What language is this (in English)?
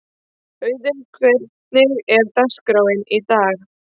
Icelandic